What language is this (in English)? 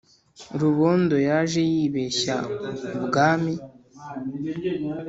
Kinyarwanda